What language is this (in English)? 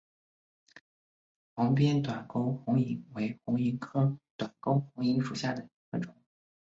Chinese